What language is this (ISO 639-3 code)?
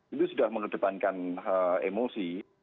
ind